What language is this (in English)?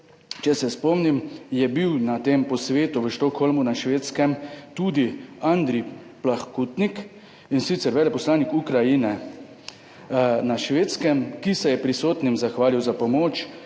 Slovenian